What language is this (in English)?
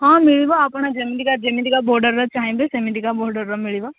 Odia